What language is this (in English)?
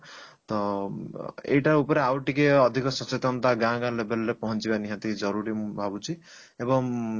Odia